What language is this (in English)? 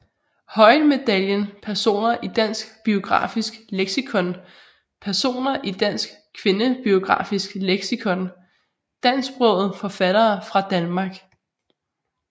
Danish